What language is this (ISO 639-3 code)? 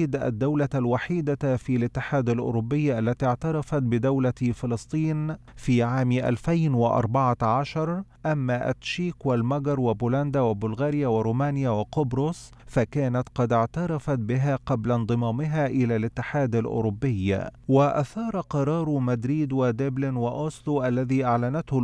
ara